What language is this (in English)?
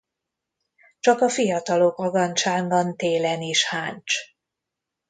Hungarian